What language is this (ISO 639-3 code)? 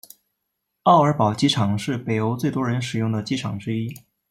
zho